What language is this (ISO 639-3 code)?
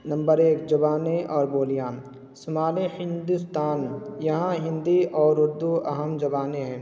urd